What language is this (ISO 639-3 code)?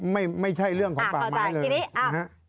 tha